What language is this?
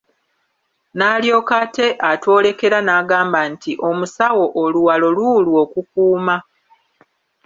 Ganda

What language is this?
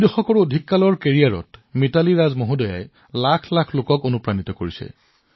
Assamese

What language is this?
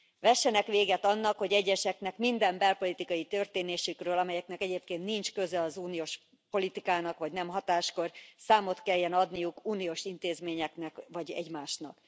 Hungarian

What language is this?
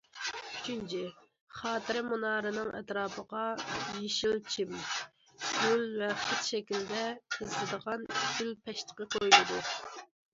Uyghur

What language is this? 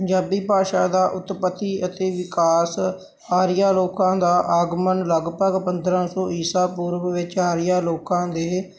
Punjabi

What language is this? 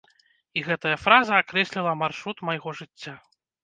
Belarusian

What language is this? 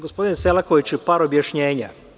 Serbian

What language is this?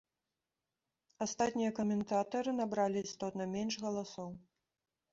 Belarusian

